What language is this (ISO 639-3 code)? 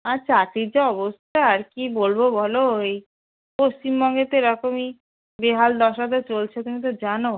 ben